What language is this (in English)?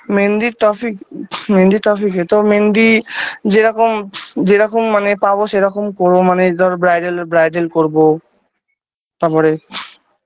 Bangla